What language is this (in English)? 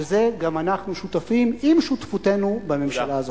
Hebrew